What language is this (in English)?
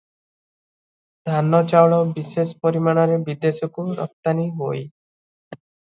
Odia